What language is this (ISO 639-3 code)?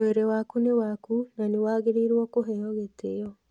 kik